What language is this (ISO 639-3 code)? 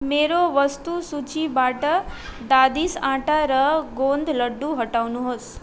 nep